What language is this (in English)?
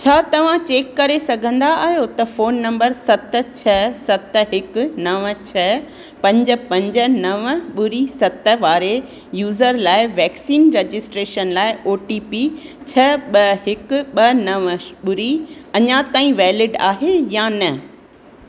Sindhi